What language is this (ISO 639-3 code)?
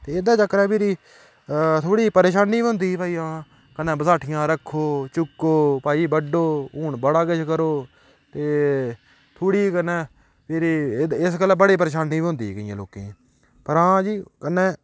doi